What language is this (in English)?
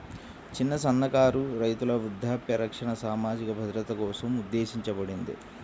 Telugu